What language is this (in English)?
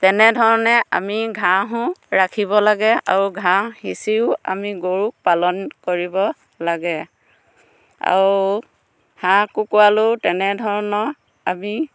Assamese